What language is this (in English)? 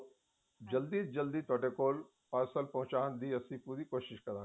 Punjabi